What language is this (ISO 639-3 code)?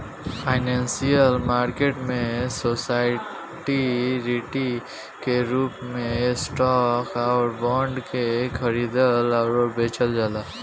bho